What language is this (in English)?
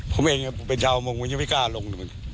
Thai